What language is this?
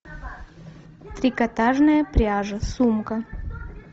Russian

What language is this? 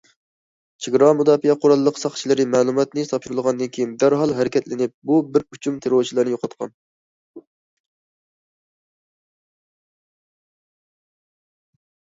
Uyghur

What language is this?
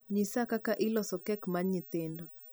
Luo (Kenya and Tanzania)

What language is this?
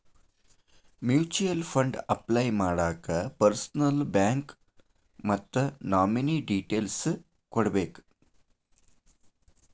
Kannada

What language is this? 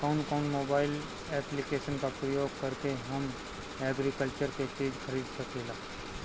Bhojpuri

